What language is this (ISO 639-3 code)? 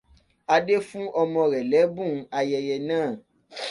yor